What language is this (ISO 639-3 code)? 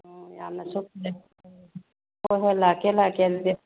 mni